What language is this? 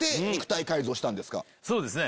Japanese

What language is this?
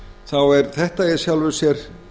Icelandic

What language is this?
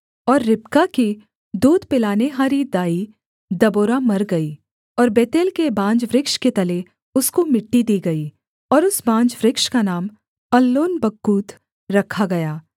Hindi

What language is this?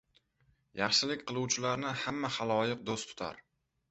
Uzbek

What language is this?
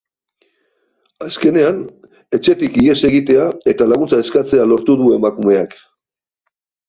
Basque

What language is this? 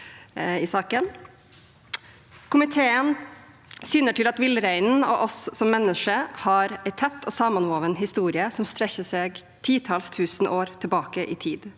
Norwegian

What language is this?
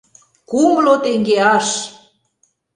Mari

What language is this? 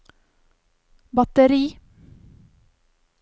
Norwegian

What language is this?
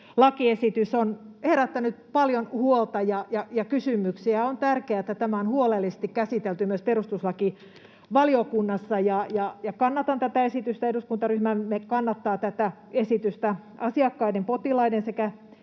Finnish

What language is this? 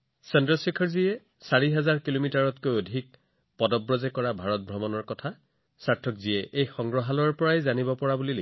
Assamese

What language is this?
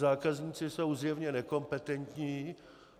Czech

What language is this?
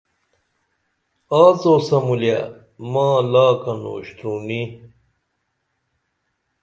Dameli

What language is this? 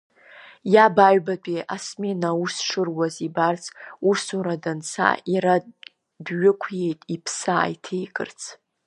Abkhazian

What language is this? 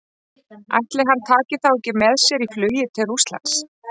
Icelandic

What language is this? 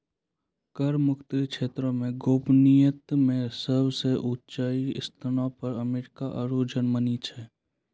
Maithili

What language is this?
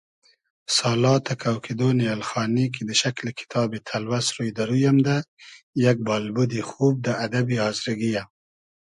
Hazaragi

